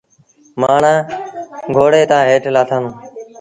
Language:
Sindhi Bhil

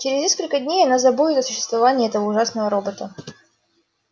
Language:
Russian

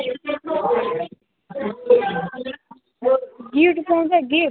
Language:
Nepali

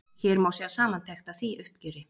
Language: Icelandic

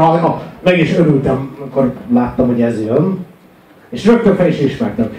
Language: Hungarian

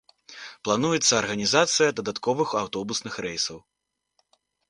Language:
Belarusian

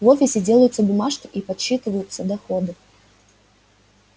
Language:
Russian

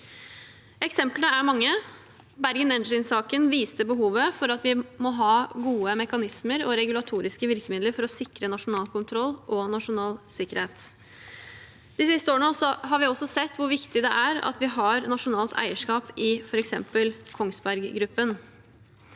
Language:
Norwegian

